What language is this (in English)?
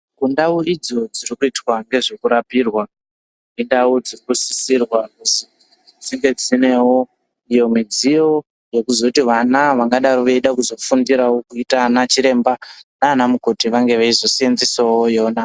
Ndau